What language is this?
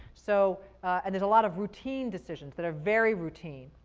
English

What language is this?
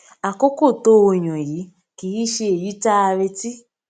Yoruba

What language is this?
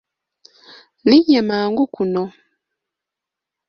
Ganda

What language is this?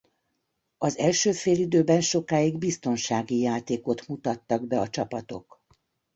Hungarian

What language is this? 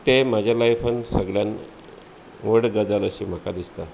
Konkani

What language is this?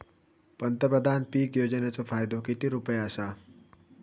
Marathi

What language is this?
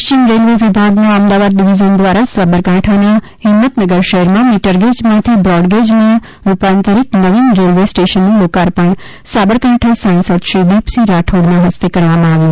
Gujarati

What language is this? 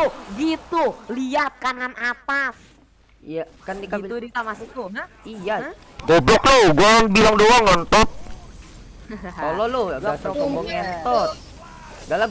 Indonesian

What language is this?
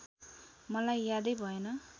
Nepali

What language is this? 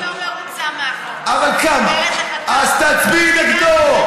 Hebrew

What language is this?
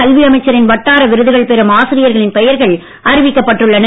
Tamil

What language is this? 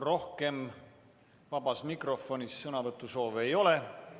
Estonian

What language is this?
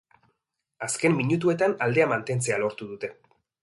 Basque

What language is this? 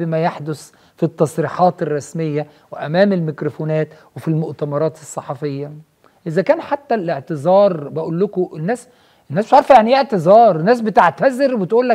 Arabic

